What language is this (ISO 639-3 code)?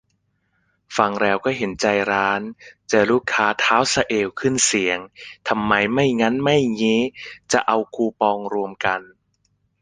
tha